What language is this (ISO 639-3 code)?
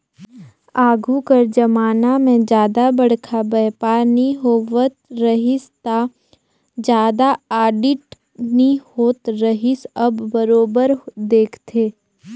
hne